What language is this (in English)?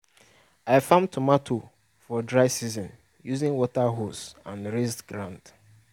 Nigerian Pidgin